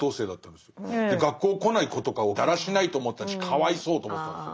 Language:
Japanese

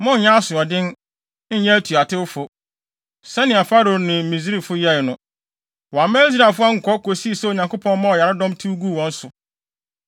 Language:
Akan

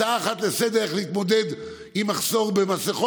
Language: Hebrew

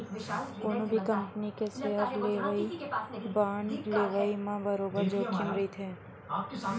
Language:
Chhattisgarhi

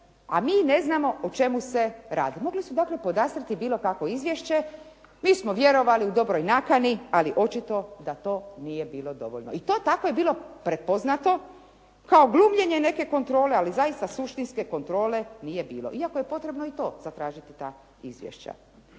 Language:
Croatian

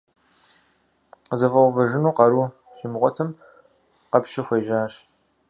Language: Kabardian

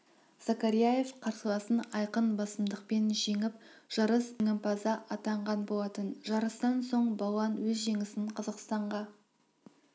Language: Kazakh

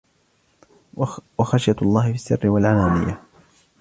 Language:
Arabic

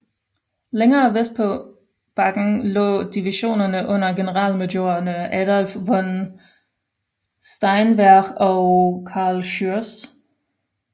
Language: Danish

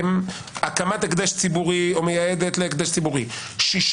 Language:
Hebrew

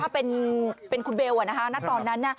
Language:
Thai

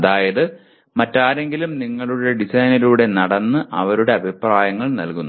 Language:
Malayalam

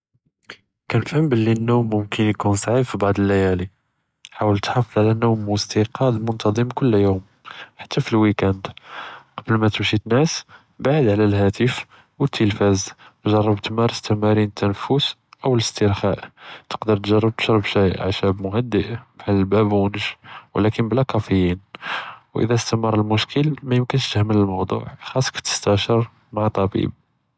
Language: Judeo-Arabic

